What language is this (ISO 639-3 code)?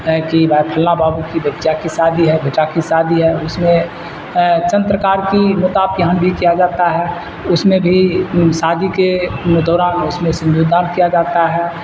urd